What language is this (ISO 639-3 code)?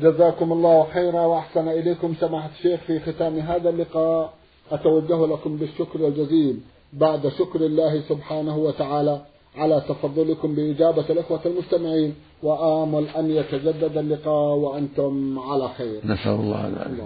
ara